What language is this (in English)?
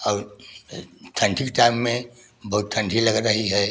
Hindi